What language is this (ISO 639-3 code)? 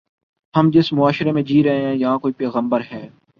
urd